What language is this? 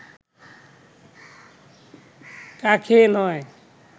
Bangla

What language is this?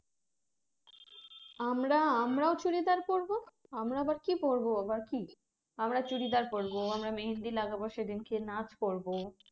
Bangla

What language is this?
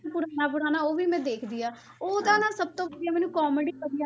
Punjabi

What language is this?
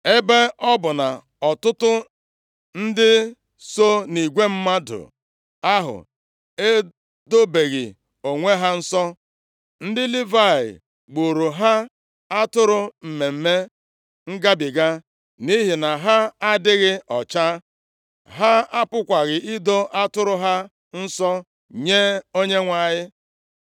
Igbo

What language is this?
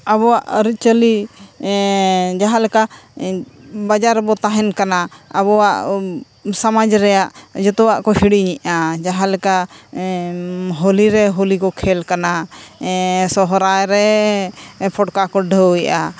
Santali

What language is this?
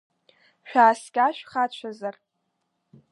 Abkhazian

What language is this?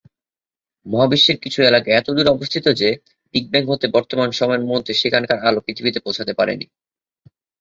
Bangla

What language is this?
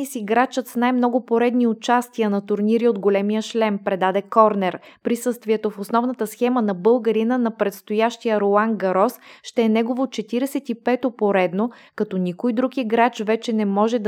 Bulgarian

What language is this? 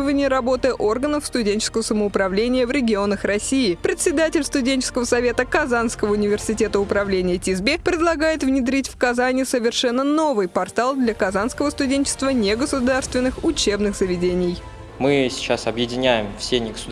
Russian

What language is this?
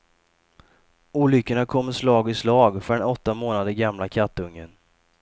Swedish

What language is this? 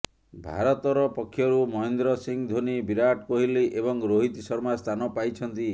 Odia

